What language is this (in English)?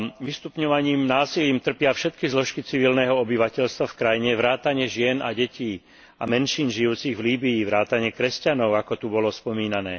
Slovak